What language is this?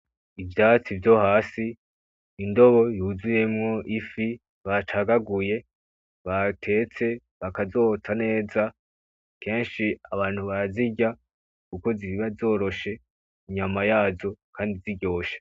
Rundi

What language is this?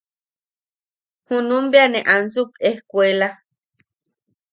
Yaqui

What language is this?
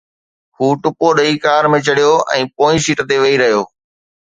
Sindhi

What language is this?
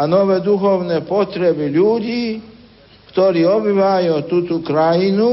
Slovak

